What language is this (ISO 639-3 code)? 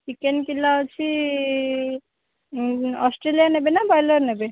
ori